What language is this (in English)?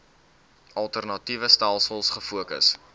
Afrikaans